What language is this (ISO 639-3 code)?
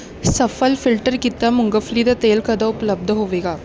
pan